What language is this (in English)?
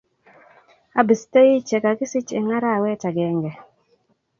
Kalenjin